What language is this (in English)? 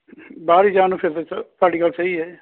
Punjabi